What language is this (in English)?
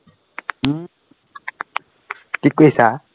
Assamese